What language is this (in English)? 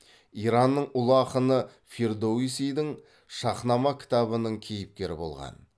Kazakh